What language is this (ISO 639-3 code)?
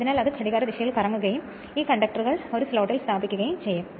mal